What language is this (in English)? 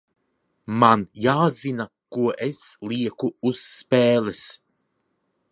Latvian